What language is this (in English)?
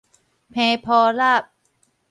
Min Nan Chinese